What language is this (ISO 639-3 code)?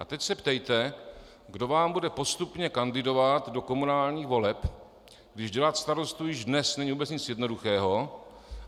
ces